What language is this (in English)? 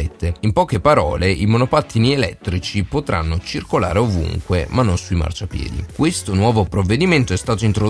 Italian